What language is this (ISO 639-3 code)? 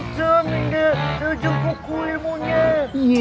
ind